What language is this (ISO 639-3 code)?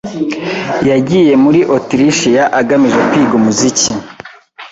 kin